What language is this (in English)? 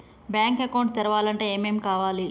Telugu